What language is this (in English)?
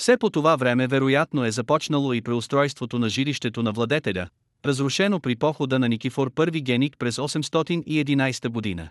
Bulgarian